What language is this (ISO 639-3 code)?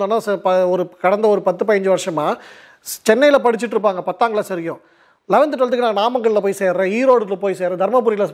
tam